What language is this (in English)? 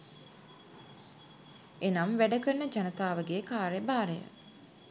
Sinhala